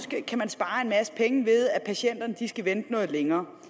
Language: Danish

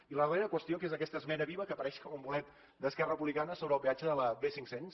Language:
Catalan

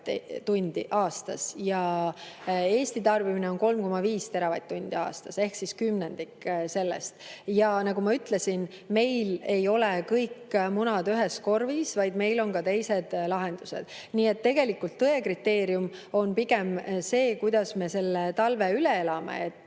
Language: Estonian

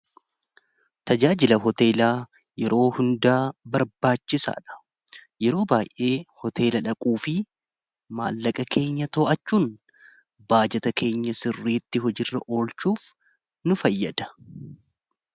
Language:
Oromo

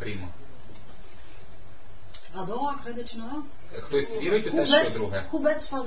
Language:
Romanian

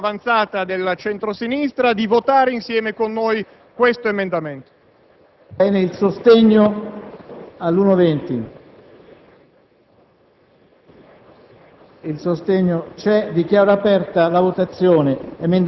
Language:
Italian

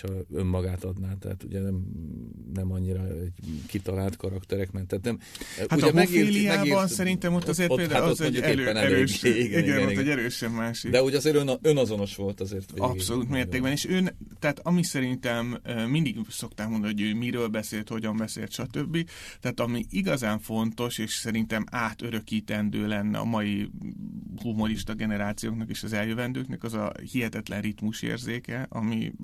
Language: Hungarian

